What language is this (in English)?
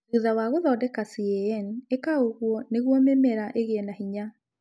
Kikuyu